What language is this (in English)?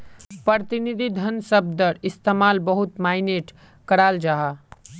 Magahi